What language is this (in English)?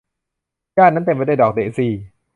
Thai